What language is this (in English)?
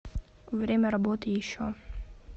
Russian